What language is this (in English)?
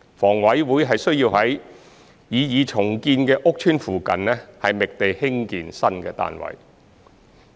Cantonese